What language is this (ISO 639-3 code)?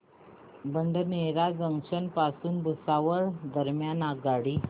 mar